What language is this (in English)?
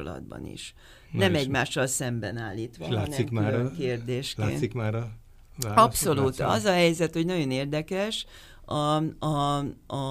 Hungarian